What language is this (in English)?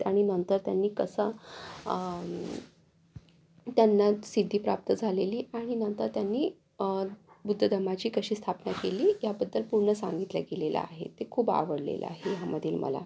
Marathi